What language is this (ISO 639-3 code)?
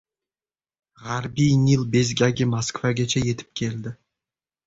uzb